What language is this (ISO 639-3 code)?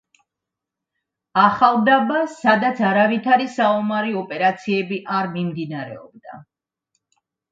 kat